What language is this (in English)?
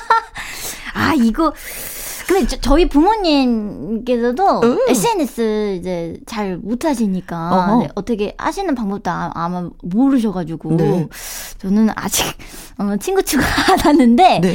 Korean